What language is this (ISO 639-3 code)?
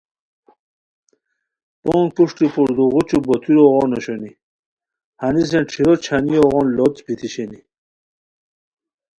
khw